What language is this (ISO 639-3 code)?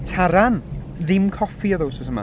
cym